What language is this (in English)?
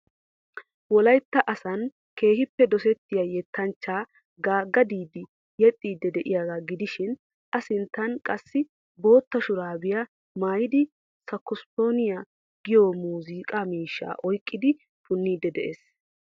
Wolaytta